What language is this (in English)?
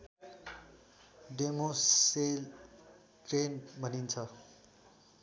Nepali